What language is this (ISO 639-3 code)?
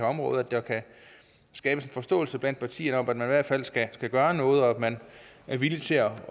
dan